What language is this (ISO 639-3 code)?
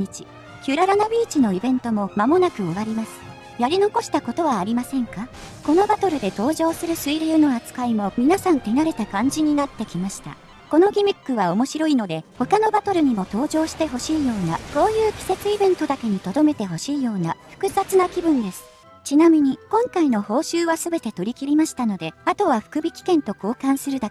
jpn